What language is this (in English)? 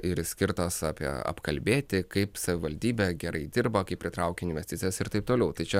Lithuanian